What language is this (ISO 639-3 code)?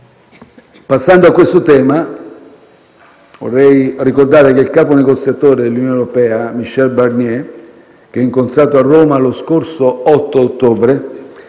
ita